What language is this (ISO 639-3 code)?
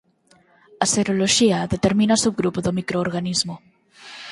glg